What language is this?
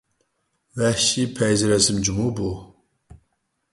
Uyghur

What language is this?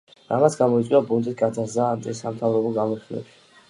Georgian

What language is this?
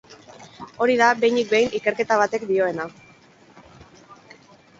Basque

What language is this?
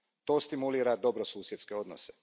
Croatian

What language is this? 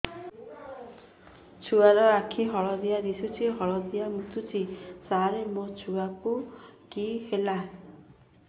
Odia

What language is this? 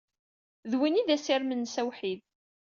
Kabyle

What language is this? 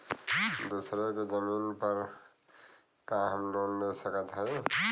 Bhojpuri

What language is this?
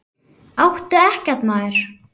Icelandic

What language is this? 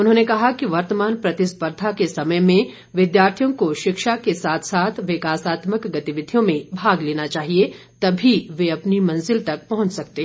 Hindi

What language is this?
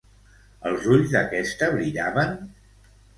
Catalan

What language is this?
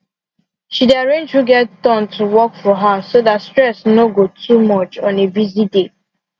Nigerian Pidgin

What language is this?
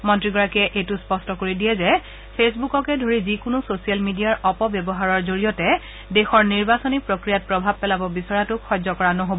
Assamese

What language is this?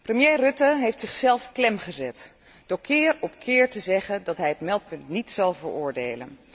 Dutch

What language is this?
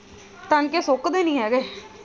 Punjabi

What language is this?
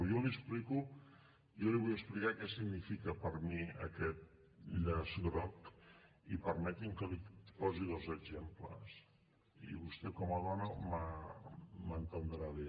Catalan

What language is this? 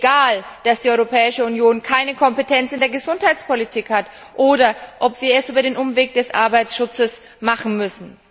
German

